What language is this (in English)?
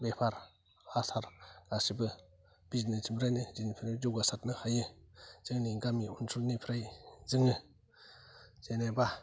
Bodo